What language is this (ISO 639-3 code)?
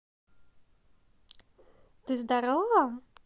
rus